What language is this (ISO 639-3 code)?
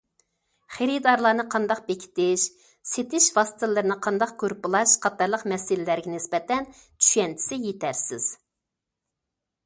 uig